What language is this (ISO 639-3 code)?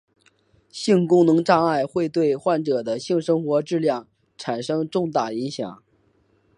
zho